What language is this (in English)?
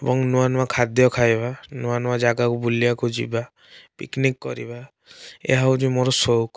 Odia